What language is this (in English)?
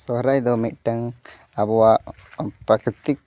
Santali